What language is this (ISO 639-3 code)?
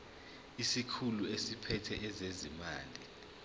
zul